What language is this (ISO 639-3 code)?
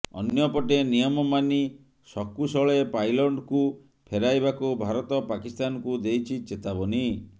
ori